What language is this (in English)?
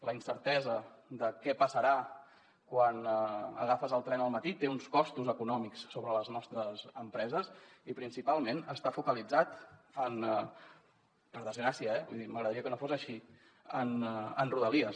Catalan